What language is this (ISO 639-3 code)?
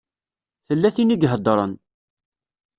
kab